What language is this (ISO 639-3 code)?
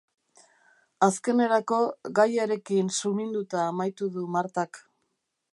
eus